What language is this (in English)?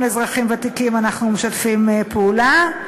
Hebrew